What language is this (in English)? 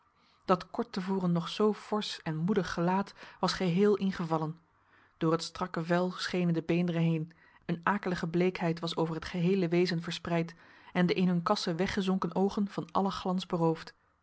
Dutch